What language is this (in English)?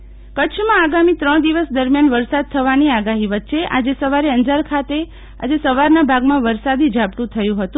Gujarati